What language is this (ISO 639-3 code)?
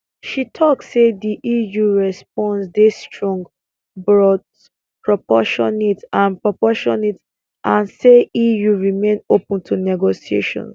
pcm